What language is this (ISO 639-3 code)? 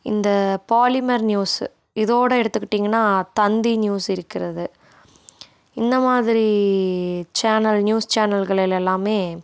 tam